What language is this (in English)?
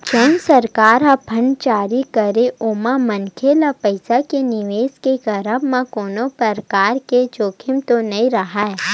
Chhattisgarhi